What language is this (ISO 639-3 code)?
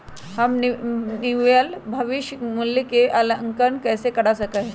mag